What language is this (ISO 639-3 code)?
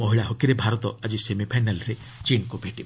ori